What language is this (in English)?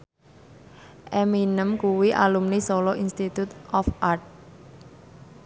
Javanese